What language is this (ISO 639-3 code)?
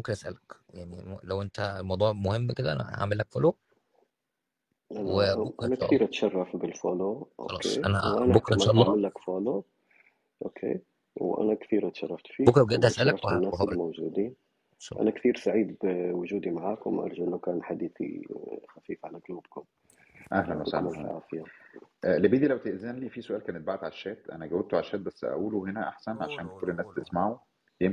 ara